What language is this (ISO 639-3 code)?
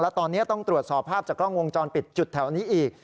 tha